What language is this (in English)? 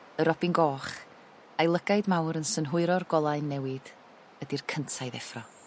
Welsh